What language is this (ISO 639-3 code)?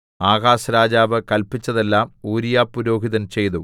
mal